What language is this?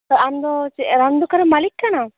Santali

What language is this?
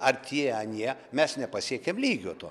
Lithuanian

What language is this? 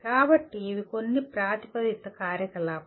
Telugu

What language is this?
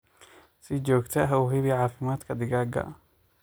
Somali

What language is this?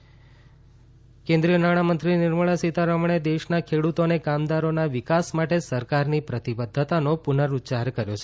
Gujarati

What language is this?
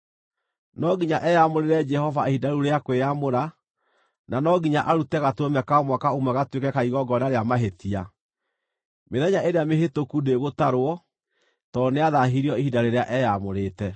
Kikuyu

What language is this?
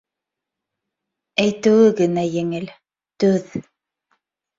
Bashkir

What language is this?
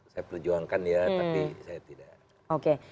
Indonesian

